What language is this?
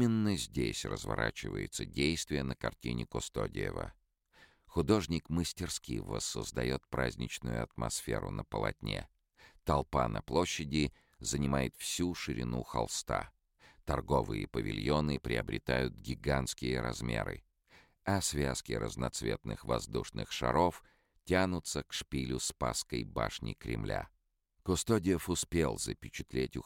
Russian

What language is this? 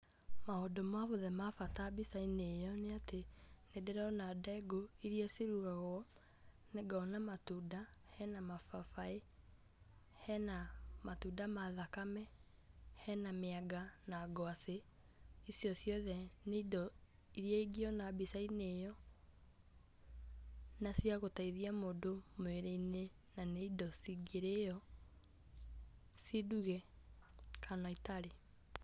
Kikuyu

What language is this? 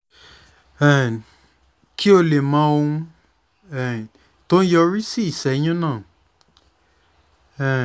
Yoruba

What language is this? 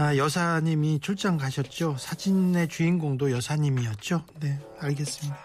Korean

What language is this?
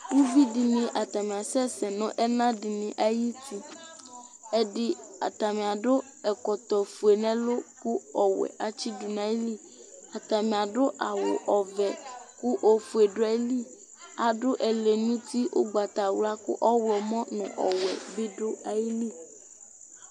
Ikposo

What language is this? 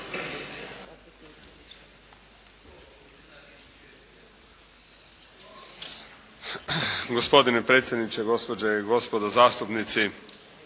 Croatian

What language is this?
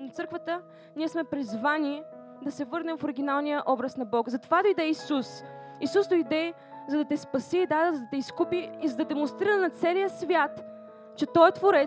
Bulgarian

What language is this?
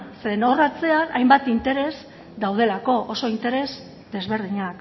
Basque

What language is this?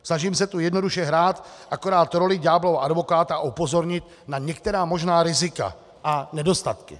Czech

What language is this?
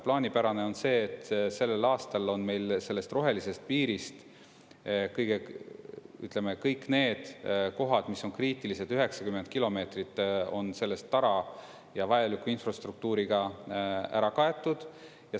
Estonian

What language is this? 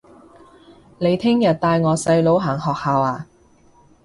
Cantonese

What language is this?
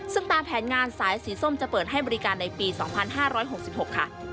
Thai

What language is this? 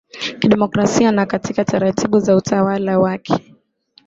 Swahili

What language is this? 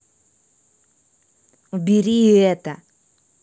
Russian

